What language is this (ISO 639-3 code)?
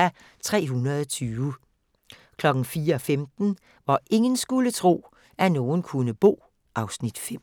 dan